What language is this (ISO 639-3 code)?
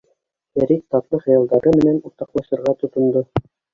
bak